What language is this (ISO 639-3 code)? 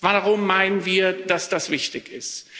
deu